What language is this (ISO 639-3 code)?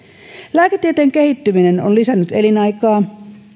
fin